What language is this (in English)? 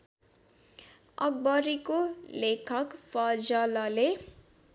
Nepali